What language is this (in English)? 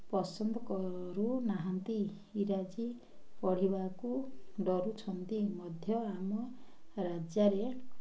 Odia